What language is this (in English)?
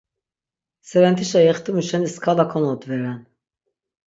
Laz